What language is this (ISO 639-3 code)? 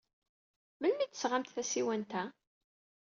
kab